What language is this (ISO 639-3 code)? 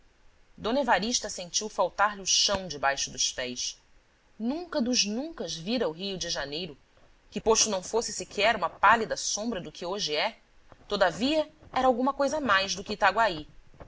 por